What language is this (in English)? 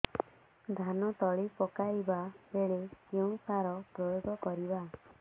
Odia